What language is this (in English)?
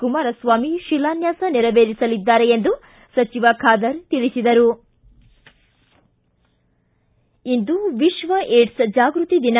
Kannada